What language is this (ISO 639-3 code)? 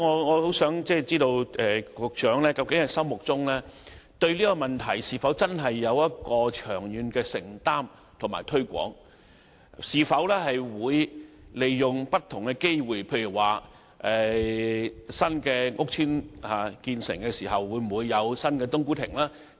yue